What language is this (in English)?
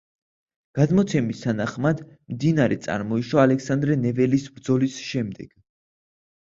Georgian